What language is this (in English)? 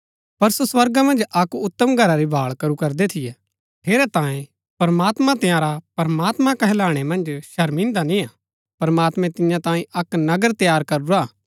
Gaddi